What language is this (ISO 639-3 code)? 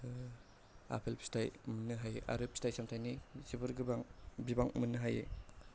brx